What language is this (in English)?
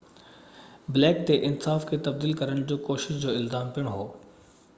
Sindhi